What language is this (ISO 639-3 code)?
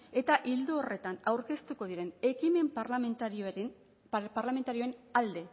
eus